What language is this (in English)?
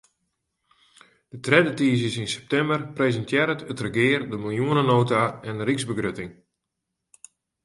Western Frisian